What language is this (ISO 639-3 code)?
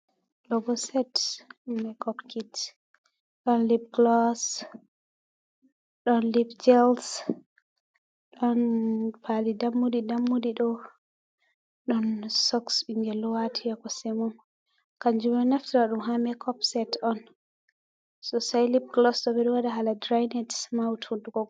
ful